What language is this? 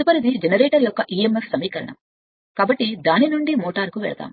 Telugu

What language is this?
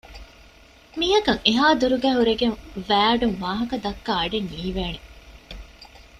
Divehi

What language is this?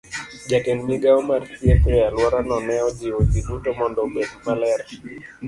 Luo (Kenya and Tanzania)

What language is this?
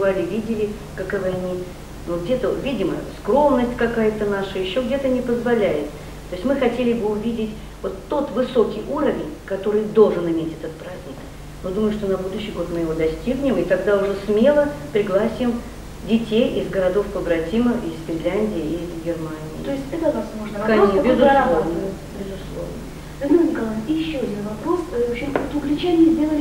Russian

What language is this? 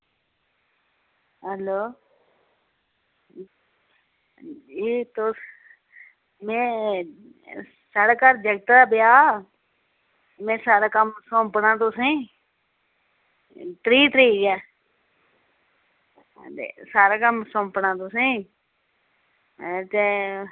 Dogri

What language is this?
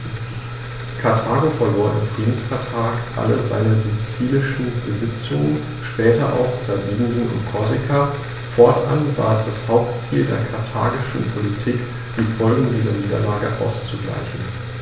German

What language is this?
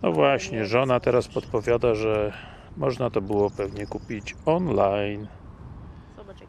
Polish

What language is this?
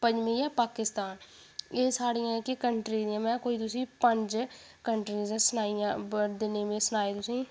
Dogri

